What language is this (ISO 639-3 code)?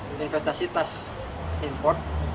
ind